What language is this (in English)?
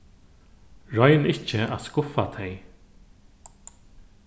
Faroese